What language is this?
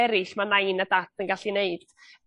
Welsh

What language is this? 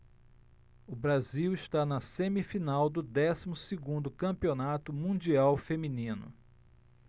Portuguese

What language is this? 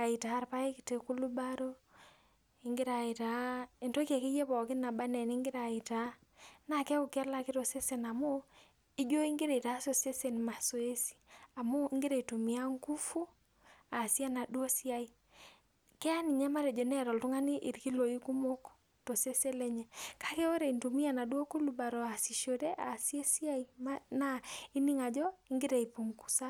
Masai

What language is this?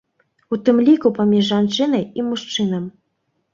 Belarusian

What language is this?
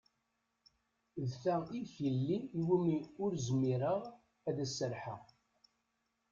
Kabyle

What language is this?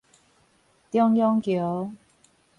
Min Nan Chinese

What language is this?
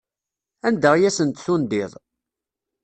Kabyle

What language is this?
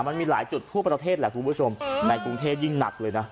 Thai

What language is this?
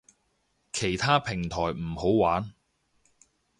Cantonese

